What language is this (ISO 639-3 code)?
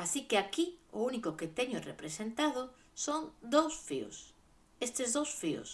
glg